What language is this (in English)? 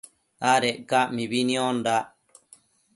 Matsés